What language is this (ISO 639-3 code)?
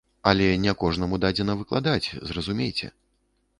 bel